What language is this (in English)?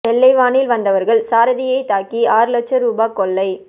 Tamil